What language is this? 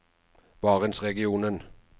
Norwegian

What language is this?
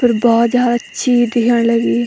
Garhwali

